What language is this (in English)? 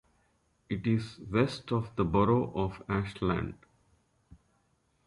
English